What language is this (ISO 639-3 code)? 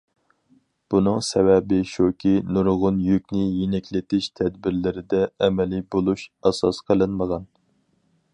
uig